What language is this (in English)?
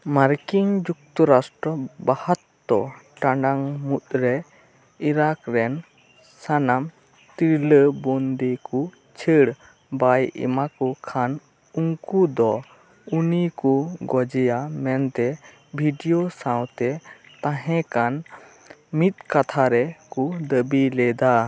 Santali